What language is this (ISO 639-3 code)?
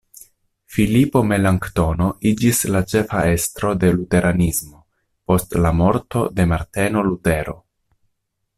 epo